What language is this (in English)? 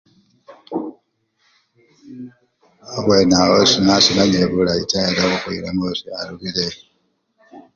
Luyia